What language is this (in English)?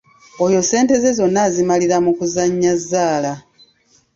Ganda